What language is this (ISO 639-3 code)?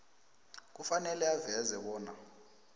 nbl